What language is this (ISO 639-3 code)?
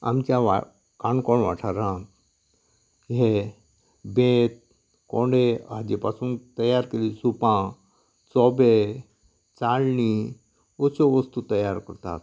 kok